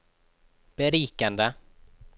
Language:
Norwegian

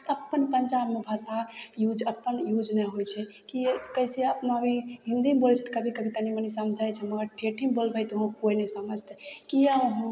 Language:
Maithili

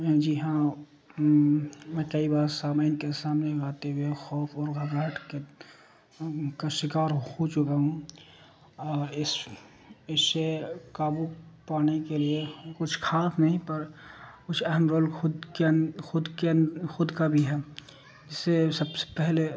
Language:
Urdu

